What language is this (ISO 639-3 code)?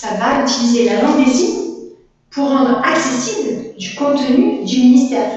fra